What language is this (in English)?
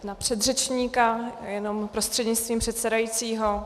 Czech